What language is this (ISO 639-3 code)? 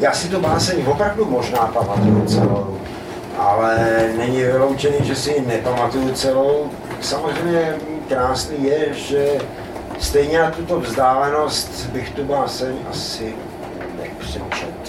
ces